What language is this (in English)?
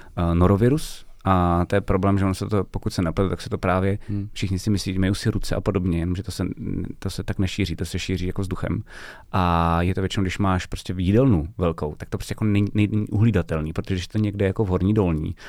Czech